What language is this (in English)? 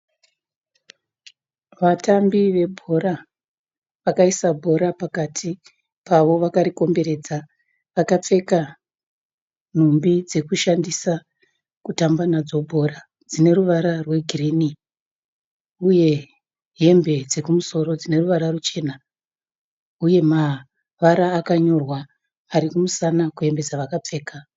Shona